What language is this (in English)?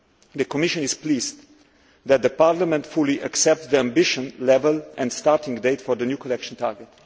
English